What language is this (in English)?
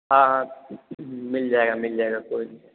Hindi